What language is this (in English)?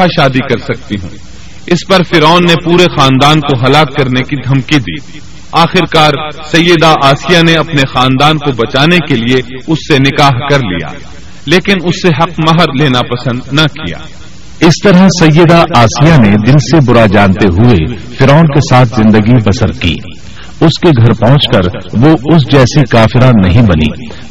Urdu